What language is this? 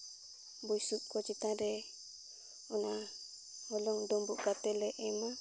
Santali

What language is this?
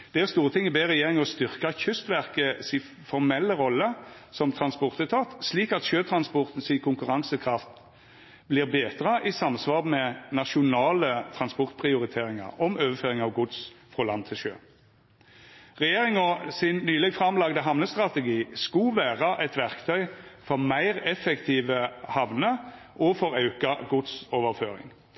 Norwegian Nynorsk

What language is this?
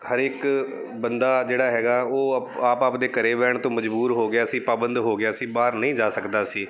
Punjabi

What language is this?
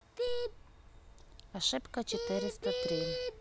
Russian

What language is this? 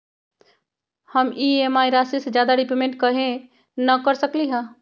Magahi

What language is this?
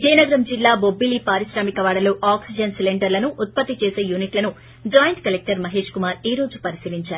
Telugu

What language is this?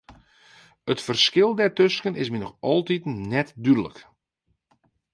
Western Frisian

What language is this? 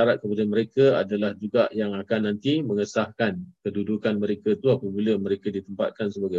Malay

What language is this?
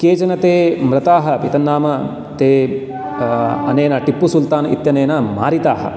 Sanskrit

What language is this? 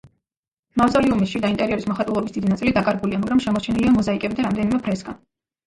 Georgian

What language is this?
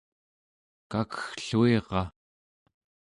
Central Yupik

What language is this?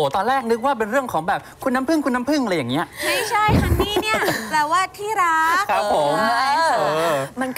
Thai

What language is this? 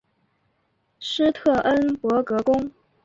Chinese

